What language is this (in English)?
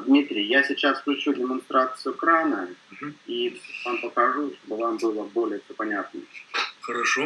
Russian